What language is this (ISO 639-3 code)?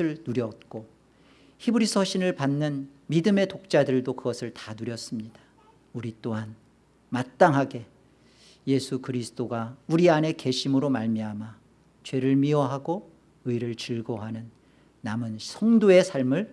kor